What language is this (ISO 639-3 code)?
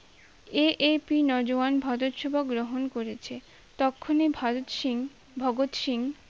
ben